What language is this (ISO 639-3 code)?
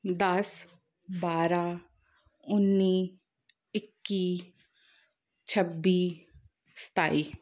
pan